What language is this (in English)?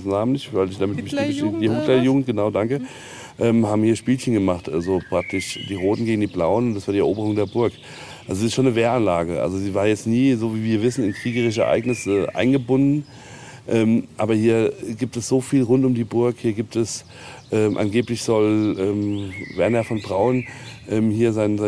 German